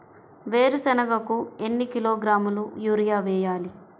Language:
Telugu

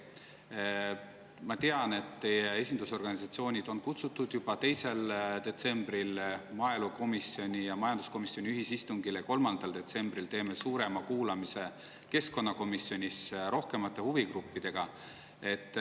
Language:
Estonian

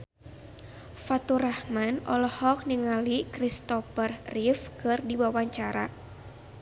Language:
Sundanese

